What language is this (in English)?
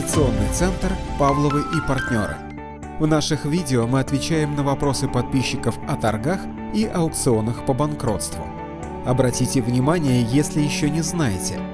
Russian